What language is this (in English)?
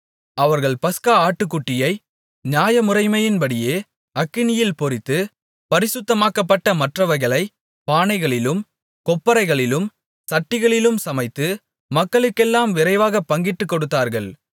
Tamil